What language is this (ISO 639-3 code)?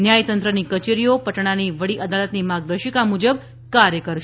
guj